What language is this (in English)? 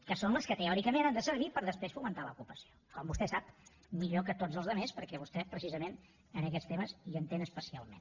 Catalan